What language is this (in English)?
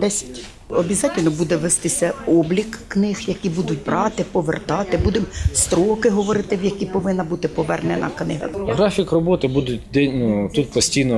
Ukrainian